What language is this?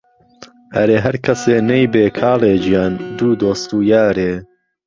Central Kurdish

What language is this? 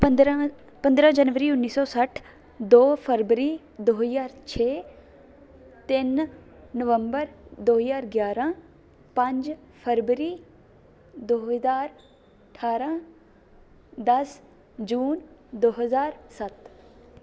Punjabi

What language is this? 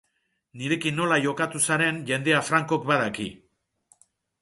Basque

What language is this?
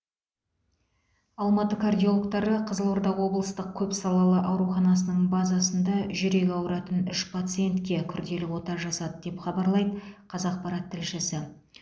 Kazakh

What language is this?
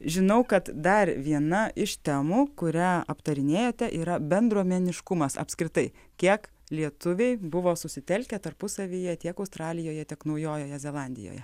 Lithuanian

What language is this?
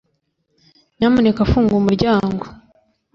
Kinyarwanda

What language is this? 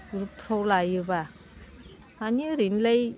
Bodo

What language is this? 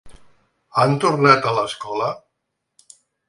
Catalan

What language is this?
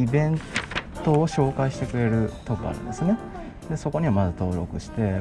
Japanese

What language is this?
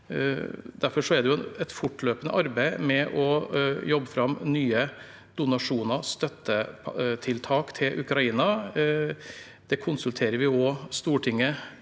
Norwegian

